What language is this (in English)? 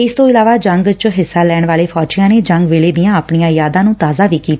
Punjabi